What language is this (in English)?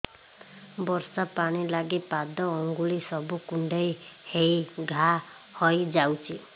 Odia